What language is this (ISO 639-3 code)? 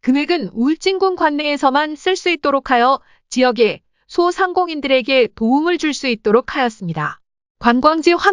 kor